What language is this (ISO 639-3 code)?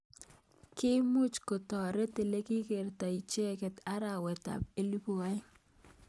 kln